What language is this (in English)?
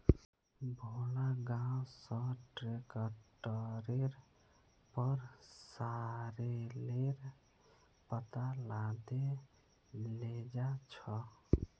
Magahi